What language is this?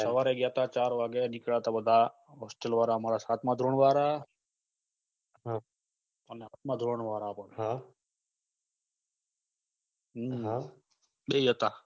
Gujarati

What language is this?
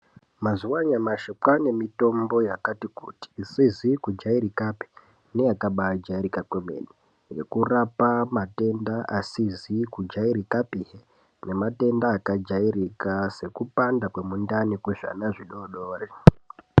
Ndau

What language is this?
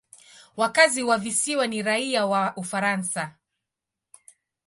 Swahili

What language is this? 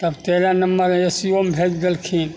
Maithili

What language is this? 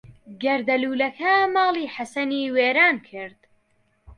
Central Kurdish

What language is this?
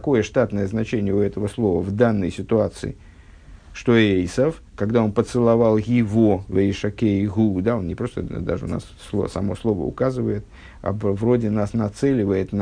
Russian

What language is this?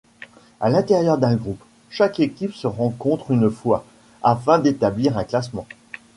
French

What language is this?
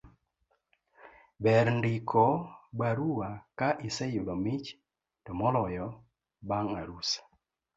Luo (Kenya and Tanzania)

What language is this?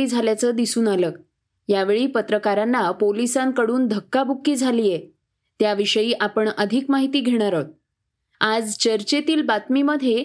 Marathi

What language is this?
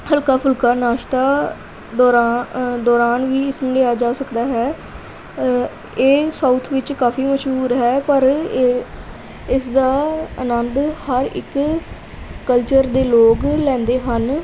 Punjabi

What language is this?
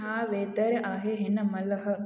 Sindhi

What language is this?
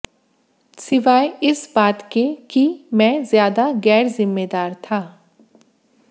Hindi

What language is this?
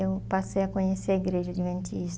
Portuguese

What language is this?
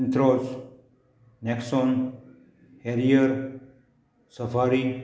Konkani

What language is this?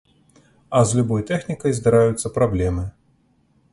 Belarusian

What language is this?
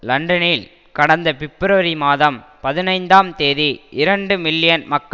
Tamil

